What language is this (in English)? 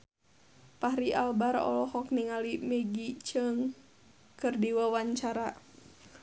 Sundanese